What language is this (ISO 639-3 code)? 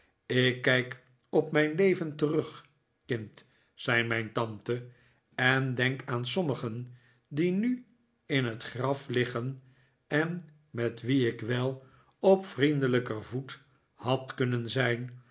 nld